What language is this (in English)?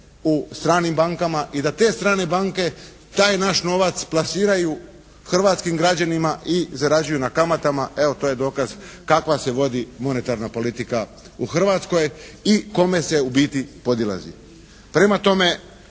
Croatian